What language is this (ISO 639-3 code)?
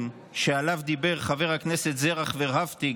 heb